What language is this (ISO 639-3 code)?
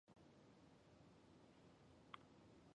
zho